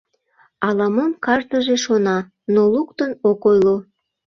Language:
Mari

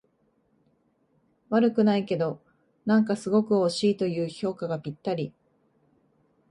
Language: Japanese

